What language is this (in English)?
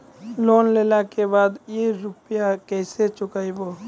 Maithili